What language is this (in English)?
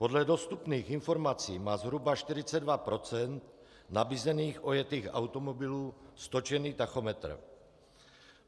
Czech